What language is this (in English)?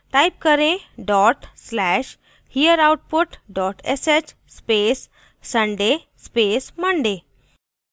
Hindi